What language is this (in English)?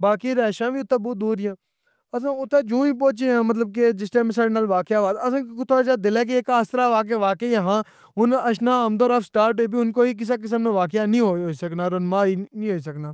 Pahari-Potwari